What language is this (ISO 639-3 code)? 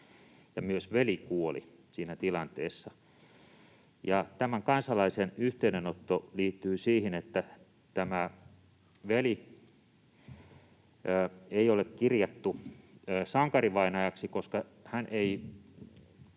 fin